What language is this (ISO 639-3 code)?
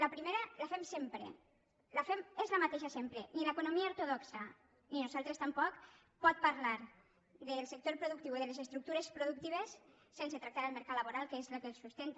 cat